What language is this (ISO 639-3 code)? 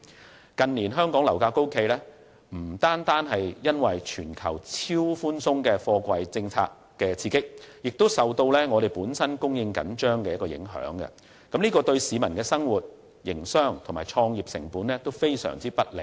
yue